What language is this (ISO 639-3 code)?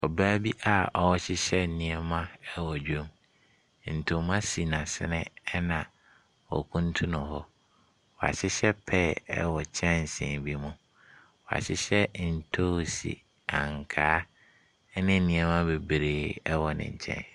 aka